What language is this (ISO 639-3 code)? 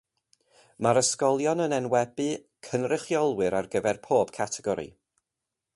cym